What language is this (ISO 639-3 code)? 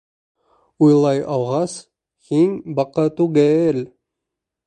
bak